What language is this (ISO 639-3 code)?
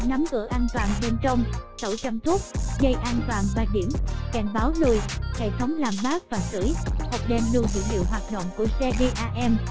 vie